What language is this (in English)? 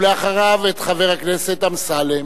Hebrew